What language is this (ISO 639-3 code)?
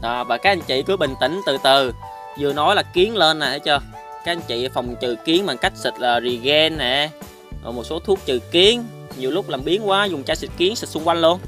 vie